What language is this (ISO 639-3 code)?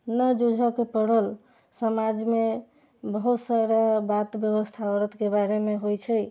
mai